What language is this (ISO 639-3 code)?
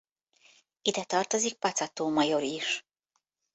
hun